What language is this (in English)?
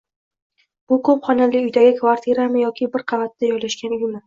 Uzbek